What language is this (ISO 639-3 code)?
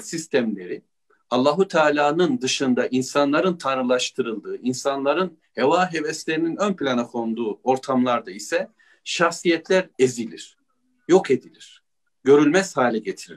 tur